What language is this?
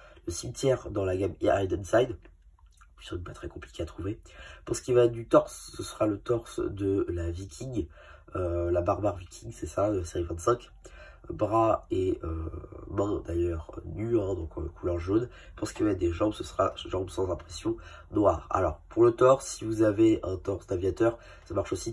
French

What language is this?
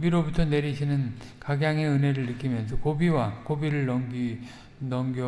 Korean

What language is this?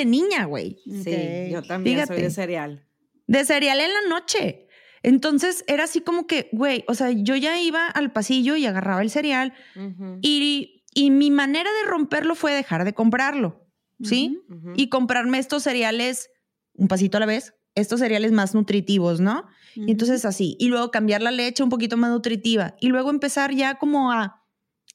Spanish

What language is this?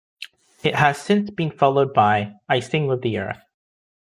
English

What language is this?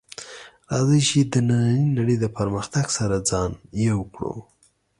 Pashto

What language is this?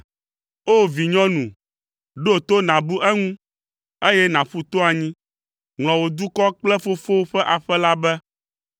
Ewe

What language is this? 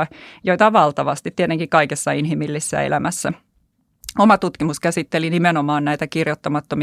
Finnish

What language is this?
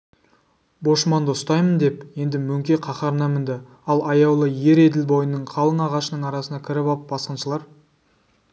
Kazakh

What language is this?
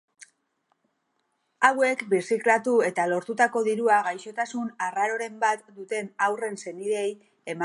Basque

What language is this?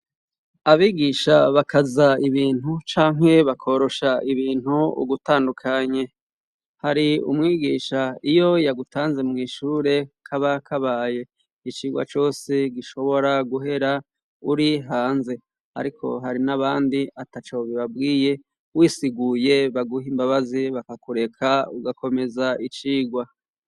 Rundi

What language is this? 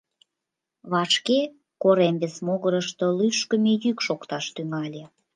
Mari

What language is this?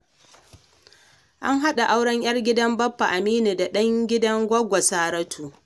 Hausa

